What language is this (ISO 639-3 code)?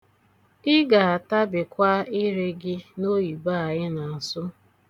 ibo